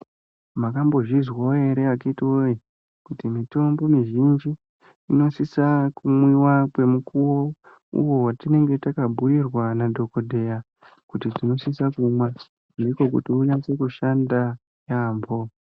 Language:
Ndau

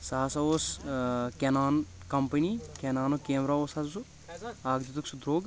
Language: Kashmiri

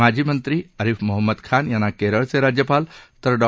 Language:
Marathi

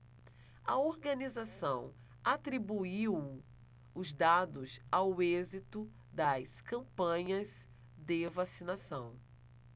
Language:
Portuguese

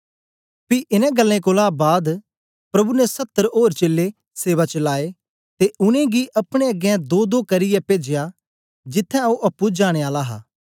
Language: Dogri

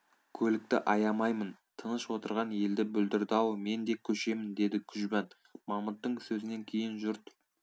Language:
Kazakh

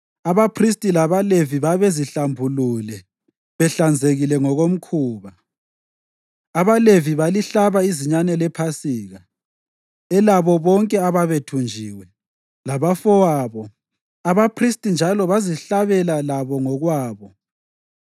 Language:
North Ndebele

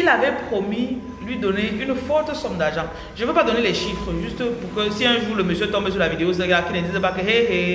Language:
French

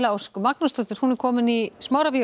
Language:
Icelandic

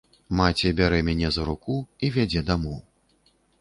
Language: Belarusian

